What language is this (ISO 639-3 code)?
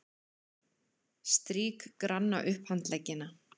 isl